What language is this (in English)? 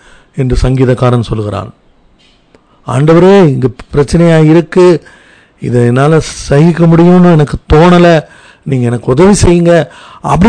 Tamil